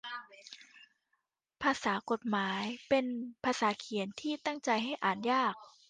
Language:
Thai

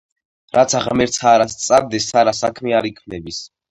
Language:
Georgian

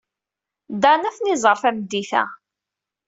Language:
Kabyle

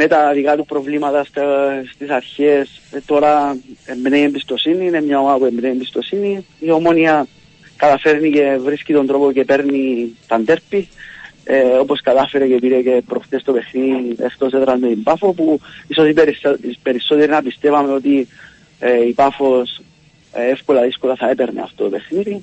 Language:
Greek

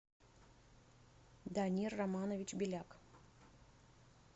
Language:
Russian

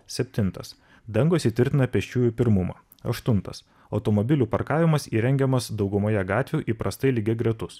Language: Lithuanian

